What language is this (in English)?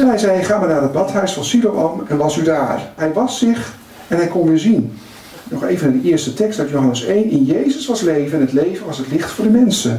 Dutch